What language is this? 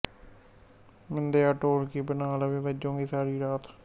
Punjabi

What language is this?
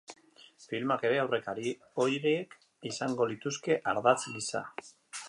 Basque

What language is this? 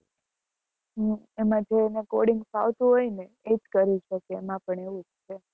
Gujarati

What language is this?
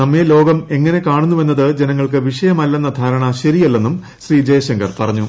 Malayalam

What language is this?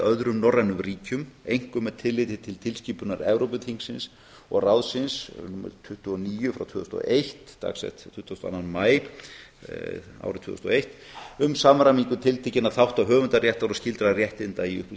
Icelandic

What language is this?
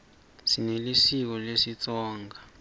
Swati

